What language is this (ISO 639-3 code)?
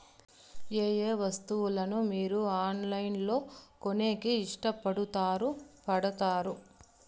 tel